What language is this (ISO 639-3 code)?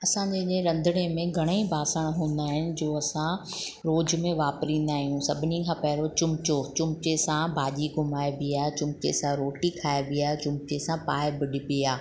snd